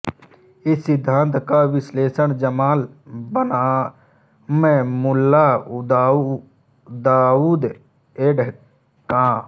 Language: Hindi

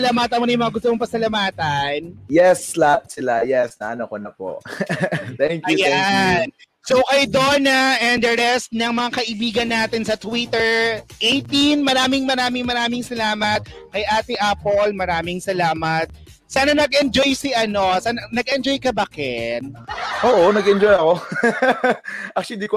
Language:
Filipino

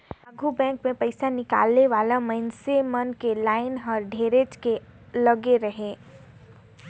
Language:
Chhattisgarhi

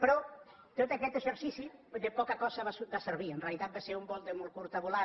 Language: Catalan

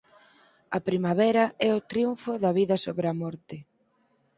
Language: Galician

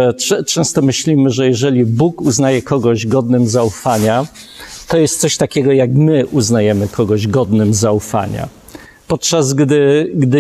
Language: Polish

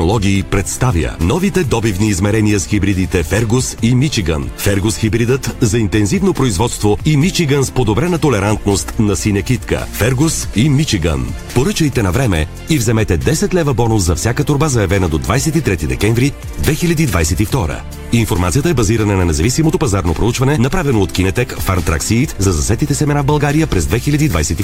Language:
Bulgarian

